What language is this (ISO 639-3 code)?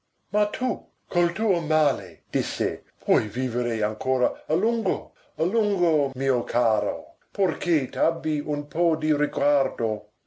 ita